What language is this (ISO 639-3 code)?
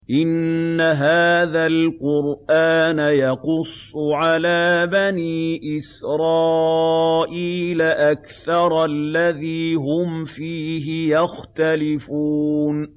ara